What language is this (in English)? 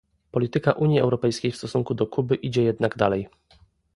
Polish